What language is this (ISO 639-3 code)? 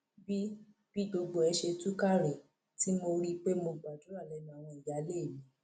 yor